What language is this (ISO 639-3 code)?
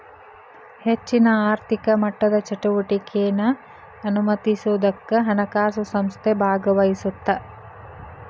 kan